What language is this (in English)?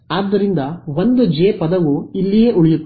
Kannada